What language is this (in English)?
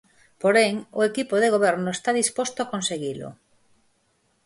Galician